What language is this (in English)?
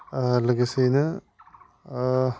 Bodo